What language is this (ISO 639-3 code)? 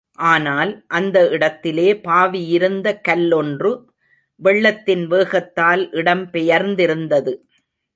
tam